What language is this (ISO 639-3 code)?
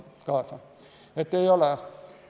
est